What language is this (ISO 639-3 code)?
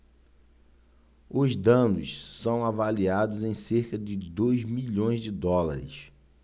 por